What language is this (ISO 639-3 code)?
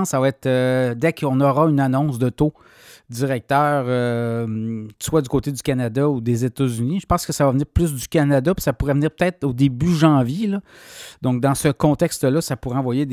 fra